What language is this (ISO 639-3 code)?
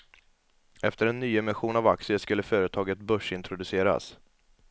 swe